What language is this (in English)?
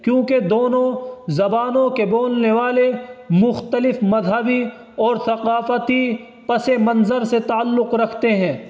Urdu